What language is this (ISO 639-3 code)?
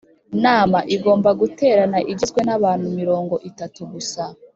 kin